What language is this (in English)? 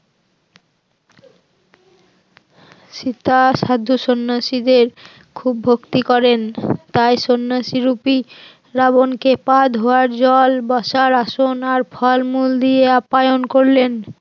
Bangla